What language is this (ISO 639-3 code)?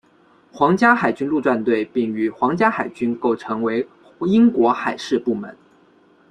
zho